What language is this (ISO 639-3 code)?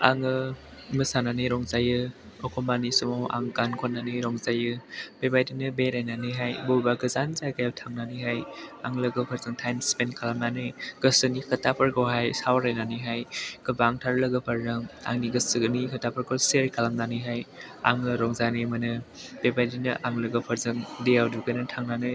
brx